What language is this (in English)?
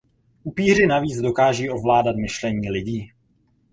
Czech